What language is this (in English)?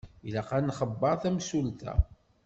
Kabyle